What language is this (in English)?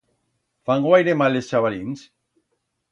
Aragonese